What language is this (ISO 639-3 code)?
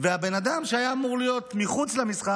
heb